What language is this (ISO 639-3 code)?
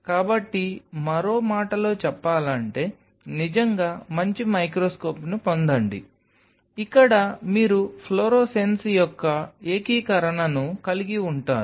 tel